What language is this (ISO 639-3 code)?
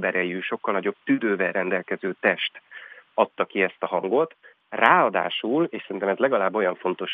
hun